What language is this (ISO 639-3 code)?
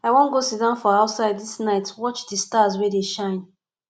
pcm